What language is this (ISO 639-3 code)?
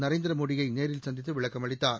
tam